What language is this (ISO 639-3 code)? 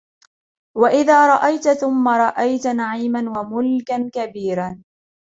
ara